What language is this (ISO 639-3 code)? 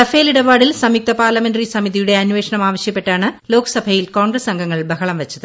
mal